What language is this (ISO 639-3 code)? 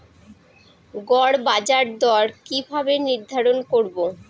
ben